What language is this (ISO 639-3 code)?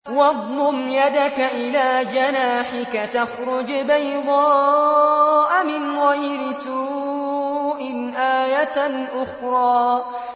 ara